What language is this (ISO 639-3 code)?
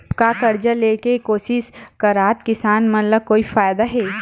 hne